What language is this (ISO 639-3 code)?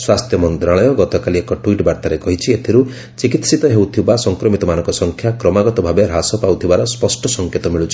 ori